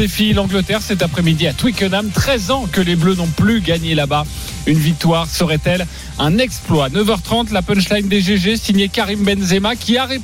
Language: French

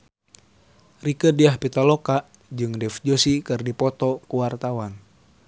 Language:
Sundanese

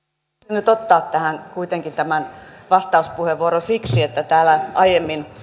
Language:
Finnish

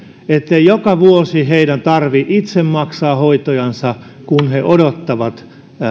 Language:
Finnish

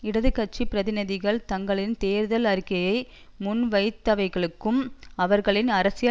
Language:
Tamil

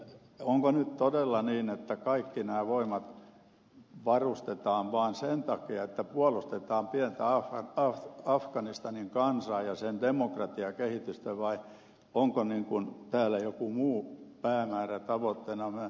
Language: Finnish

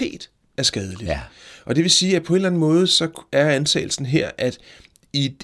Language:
Danish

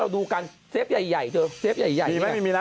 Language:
Thai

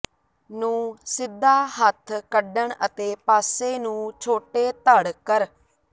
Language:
Punjabi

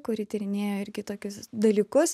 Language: Lithuanian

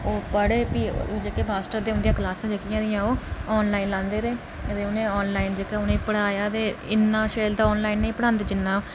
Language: Dogri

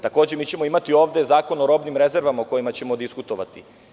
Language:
Serbian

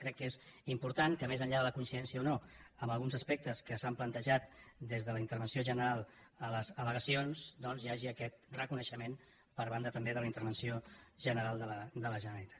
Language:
Catalan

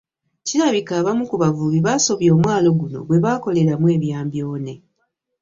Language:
Ganda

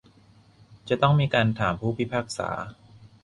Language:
Thai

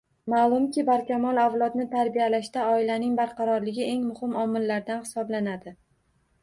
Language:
Uzbek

